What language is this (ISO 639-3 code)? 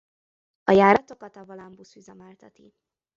hun